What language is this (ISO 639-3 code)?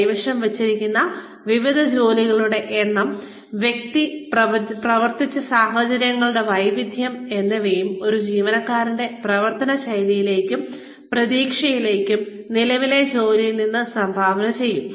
mal